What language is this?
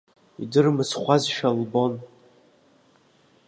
Abkhazian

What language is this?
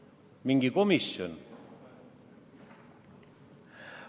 Estonian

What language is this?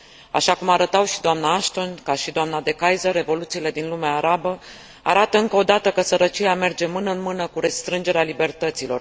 Romanian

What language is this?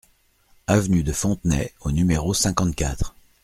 French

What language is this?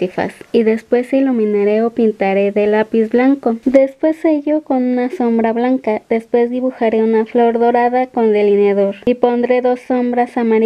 Spanish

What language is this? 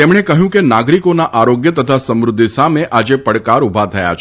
Gujarati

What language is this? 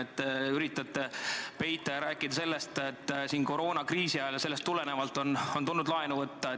Estonian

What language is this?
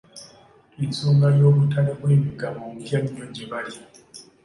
Ganda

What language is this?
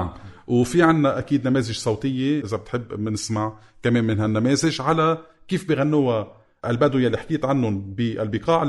Arabic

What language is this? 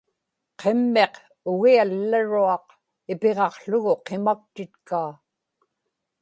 Inupiaq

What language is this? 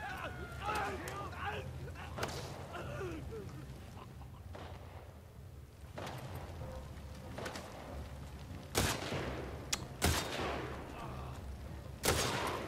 German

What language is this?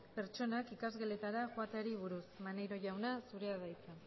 Basque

